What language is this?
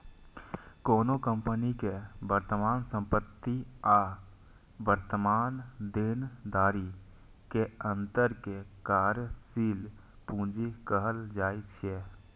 Maithili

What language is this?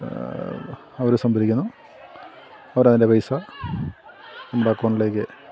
Malayalam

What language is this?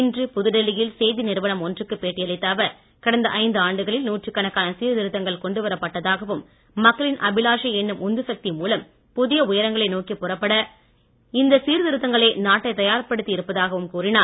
Tamil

